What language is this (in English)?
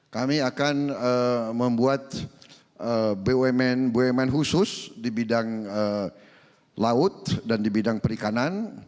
Indonesian